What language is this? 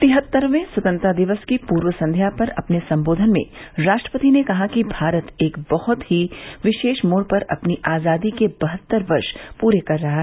Hindi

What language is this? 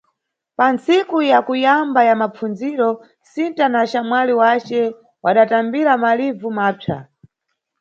Nyungwe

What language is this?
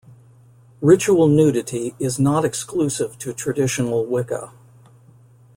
English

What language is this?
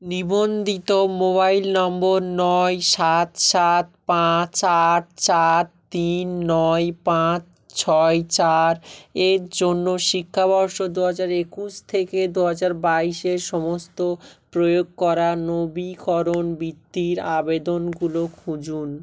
Bangla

